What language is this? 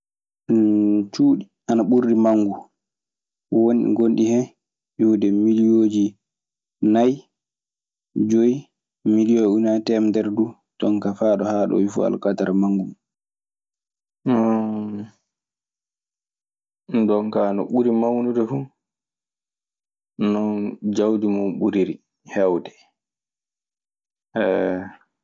Maasina Fulfulde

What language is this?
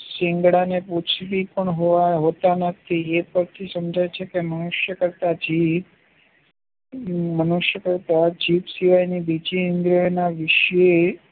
Gujarati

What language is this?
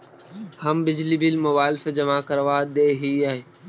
Magahi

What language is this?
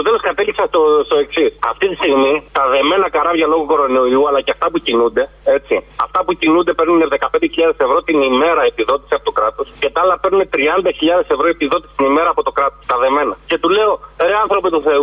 Greek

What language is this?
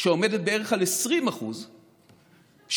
Hebrew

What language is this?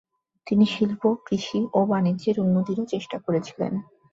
Bangla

